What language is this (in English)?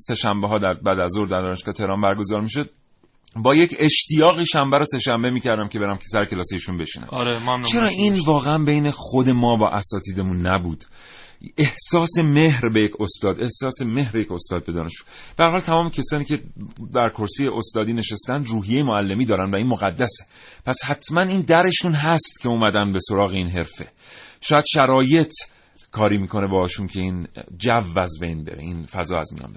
Persian